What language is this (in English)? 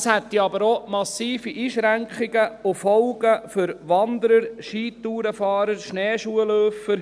Swiss German